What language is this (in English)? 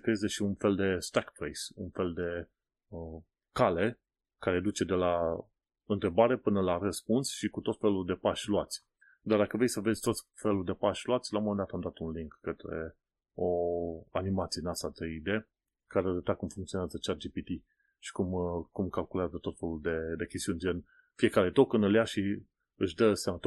Romanian